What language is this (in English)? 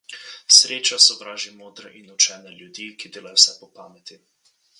Slovenian